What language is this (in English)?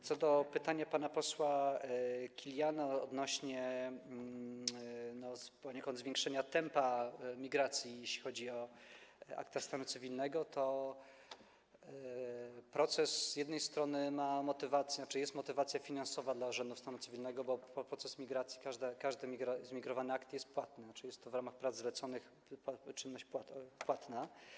Polish